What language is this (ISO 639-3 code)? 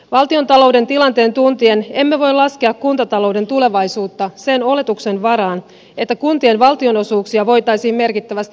fin